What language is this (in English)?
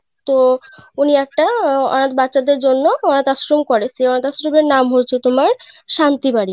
Bangla